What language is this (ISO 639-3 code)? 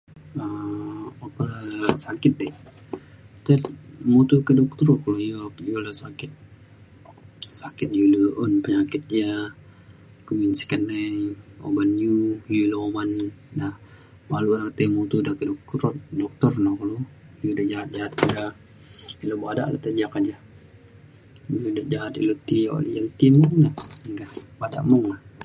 xkl